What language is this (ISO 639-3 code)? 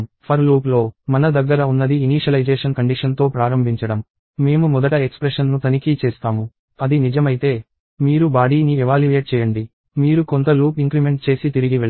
tel